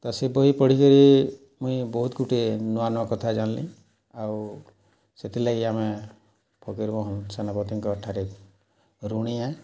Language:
Odia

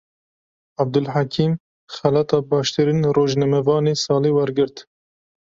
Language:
Kurdish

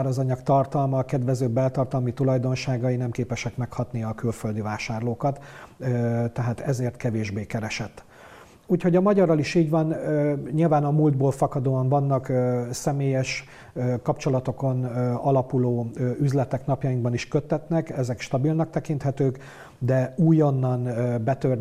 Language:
Hungarian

